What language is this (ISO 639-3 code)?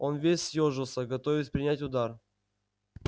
rus